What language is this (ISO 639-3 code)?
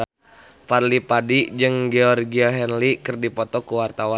sun